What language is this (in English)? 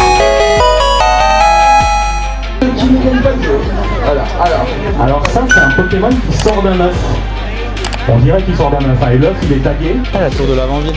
French